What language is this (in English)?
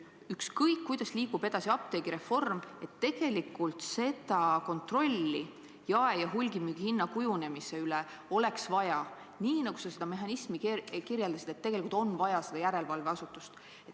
Estonian